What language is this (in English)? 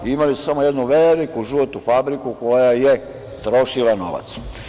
Serbian